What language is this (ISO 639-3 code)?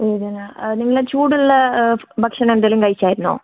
mal